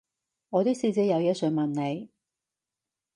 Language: Cantonese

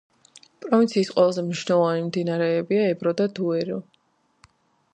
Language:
Georgian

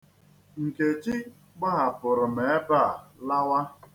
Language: Igbo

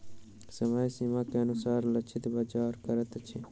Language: Maithili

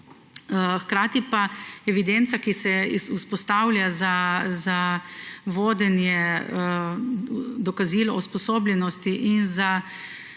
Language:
Slovenian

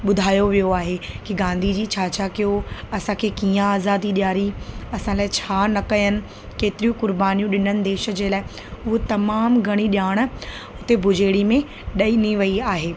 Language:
Sindhi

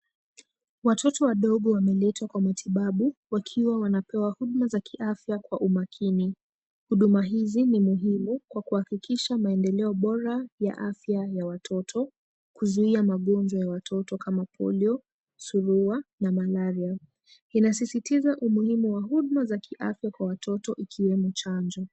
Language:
Swahili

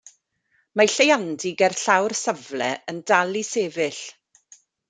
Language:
Welsh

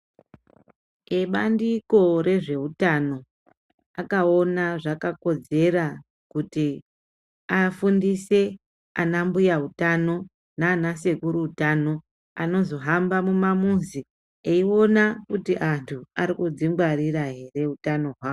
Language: Ndau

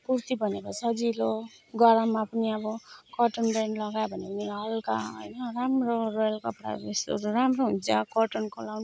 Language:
Nepali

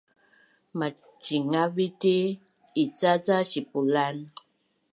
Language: Bunun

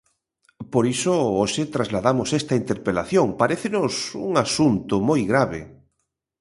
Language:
Galician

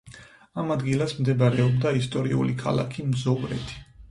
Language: Georgian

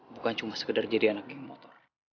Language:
Indonesian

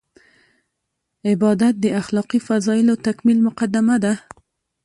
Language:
Pashto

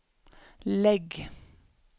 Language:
Swedish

